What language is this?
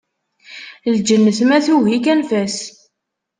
Kabyle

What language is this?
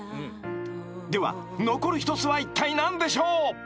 Japanese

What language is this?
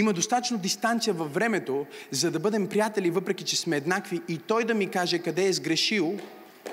Bulgarian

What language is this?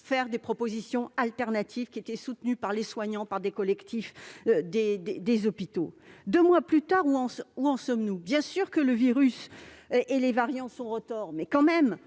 French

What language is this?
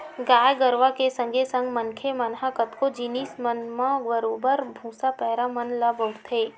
Chhattisgarhi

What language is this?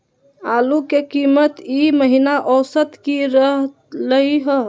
Magahi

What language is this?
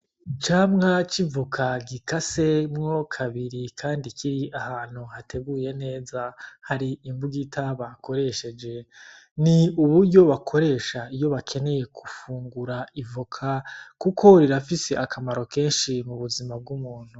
Rundi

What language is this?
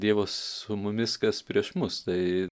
Lithuanian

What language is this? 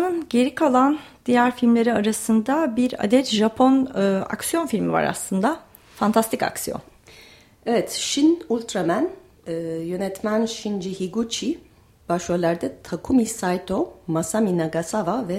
Turkish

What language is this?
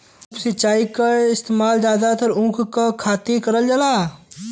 Bhojpuri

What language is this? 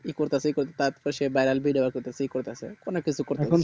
Bangla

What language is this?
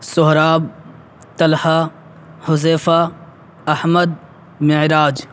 Urdu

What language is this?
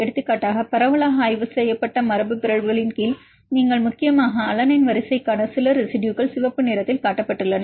Tamil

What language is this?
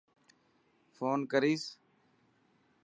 Dhatki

